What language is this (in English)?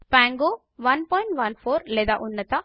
Telugu